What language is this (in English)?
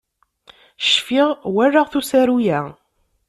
Kabyle